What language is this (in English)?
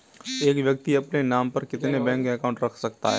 Hindi